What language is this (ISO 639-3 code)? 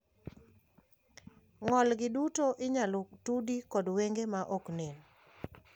luo